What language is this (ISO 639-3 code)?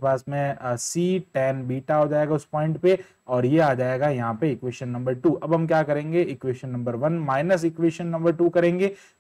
hin